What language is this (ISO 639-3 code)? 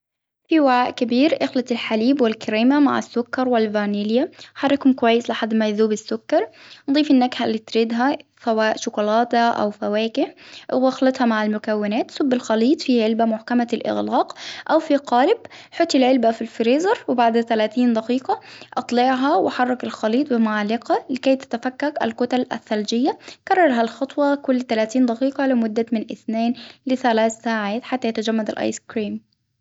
acw